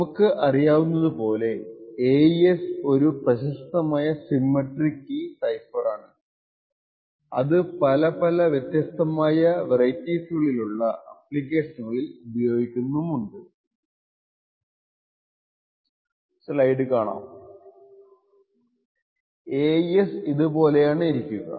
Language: Malayalam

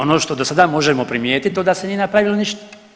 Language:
Croatian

